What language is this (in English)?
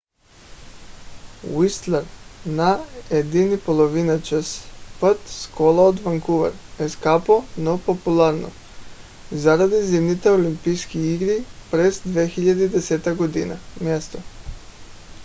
Bulgarian